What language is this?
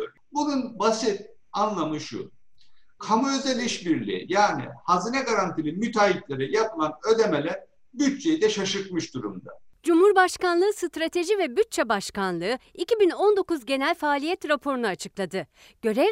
Turkish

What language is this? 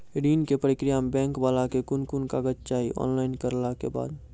Maithili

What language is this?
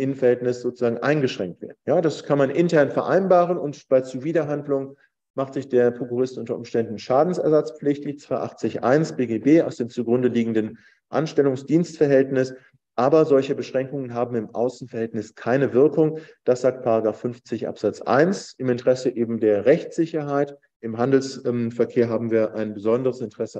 German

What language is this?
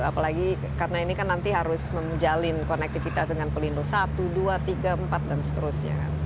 Indonesian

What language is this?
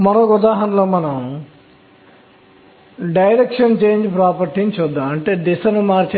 Telugu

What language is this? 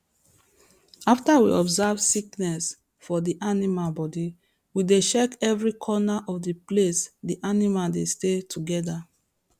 Nigerian Pidgin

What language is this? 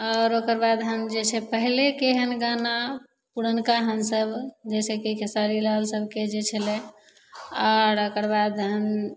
Maithili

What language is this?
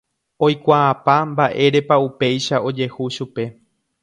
Guarani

